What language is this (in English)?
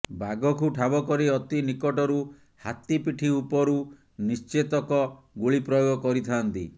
Odia